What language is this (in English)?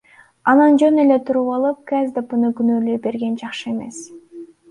Kyrgyz